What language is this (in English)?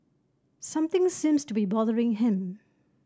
English